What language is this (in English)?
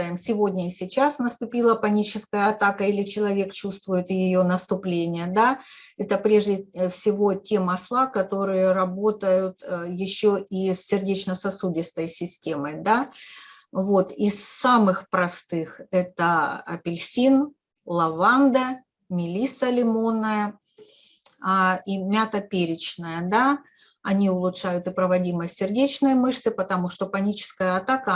Russian